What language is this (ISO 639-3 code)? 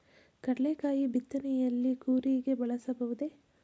kan